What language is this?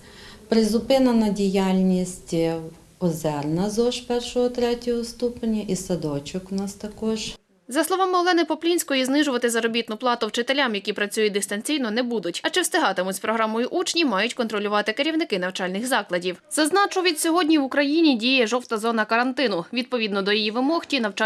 Ukrainian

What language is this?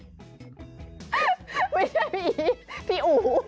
Thai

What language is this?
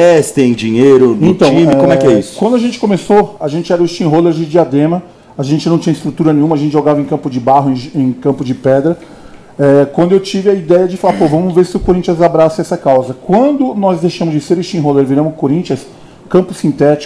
Portuguese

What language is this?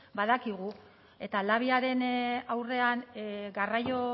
Basque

